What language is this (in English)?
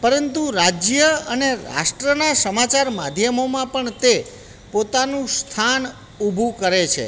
Gujarati